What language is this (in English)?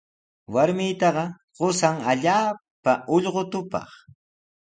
Sihuas Ancash Quechua